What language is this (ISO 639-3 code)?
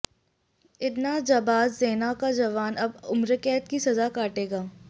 hin